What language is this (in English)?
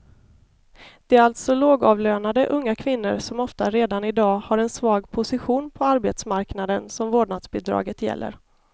Swedish